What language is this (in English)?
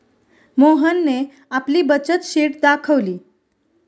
Marathi